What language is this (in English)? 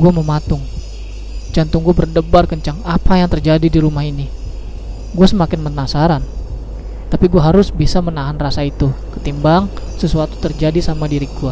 Indonesian